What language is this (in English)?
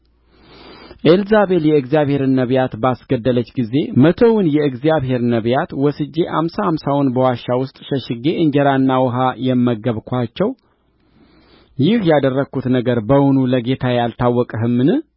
Amharic